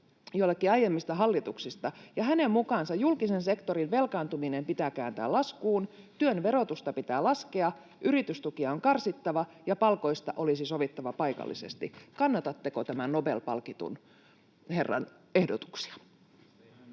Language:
Finnish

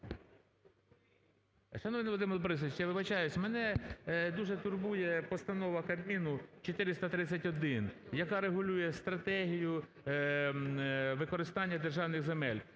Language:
Ukrainian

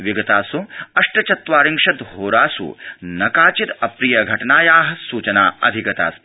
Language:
Sanskrit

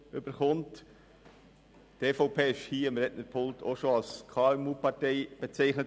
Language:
Swiss German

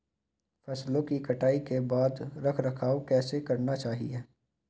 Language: Hindi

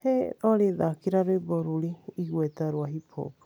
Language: Kikuyu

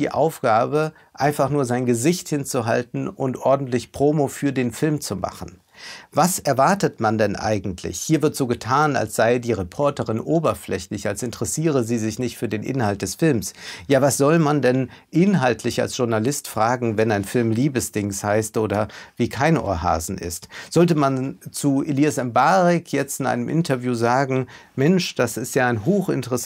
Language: German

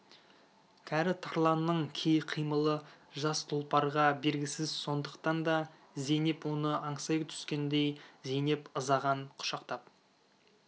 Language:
Kazakh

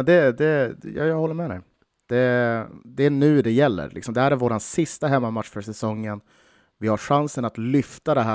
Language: Swedish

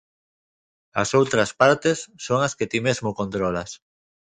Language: Galician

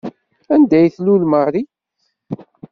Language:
Kabyle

